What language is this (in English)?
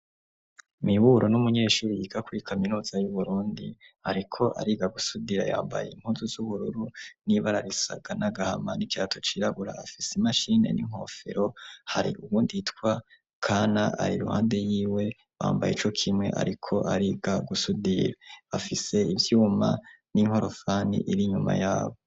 Rundi